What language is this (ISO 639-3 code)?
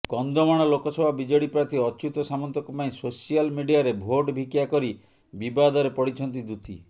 ori